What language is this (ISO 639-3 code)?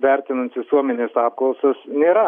lit